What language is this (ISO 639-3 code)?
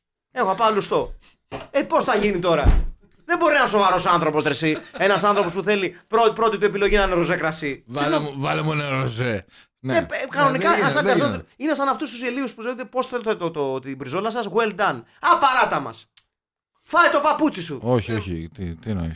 ell